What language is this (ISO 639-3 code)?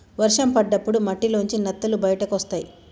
tel